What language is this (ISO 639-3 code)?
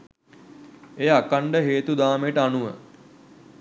sin